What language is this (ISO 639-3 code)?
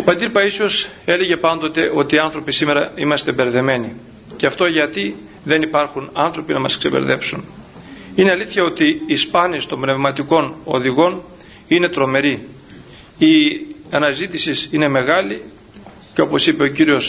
ell